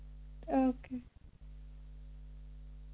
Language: Punjabi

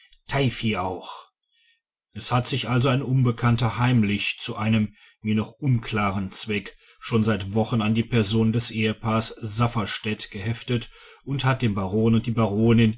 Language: German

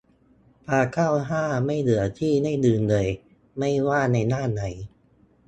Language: Thai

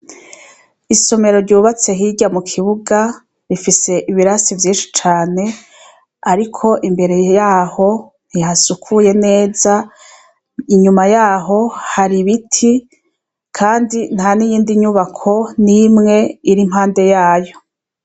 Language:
Rundi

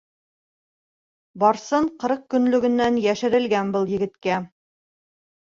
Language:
Bashkir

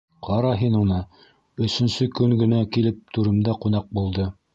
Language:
Bashkir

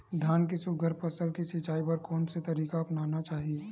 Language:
Chhattisgarhi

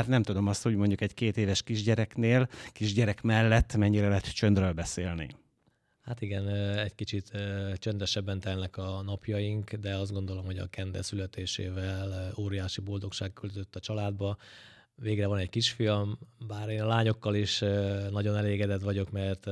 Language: Hungarian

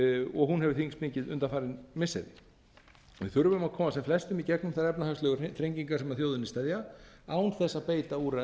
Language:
Icelandic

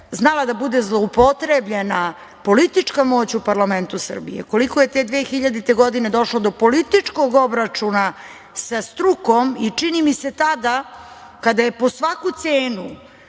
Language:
Serbian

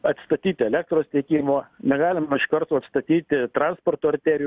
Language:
Lithuanian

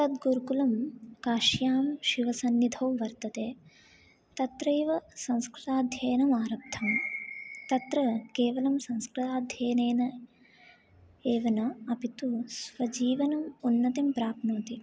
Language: Sanskrit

